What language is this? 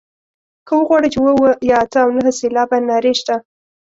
Pashto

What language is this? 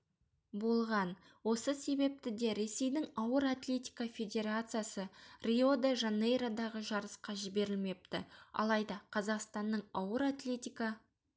Kazakh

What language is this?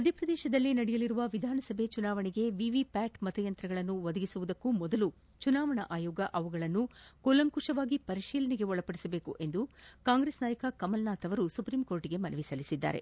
Kannada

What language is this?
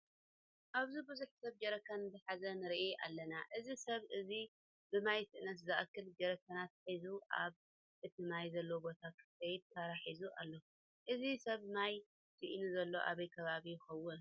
Tigrinya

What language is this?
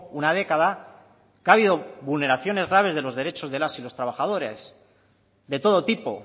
Spanish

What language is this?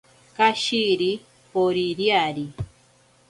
Ashéninka Perené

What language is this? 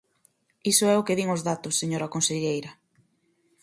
Galician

